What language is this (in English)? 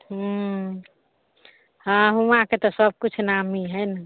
Maithili